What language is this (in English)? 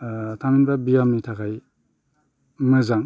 Bodo